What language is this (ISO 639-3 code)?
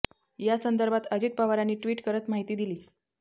mar